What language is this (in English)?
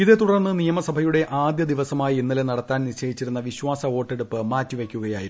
Malayalam